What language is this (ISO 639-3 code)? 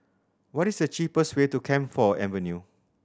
eng